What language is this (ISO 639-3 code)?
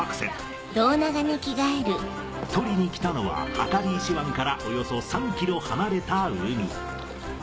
jpn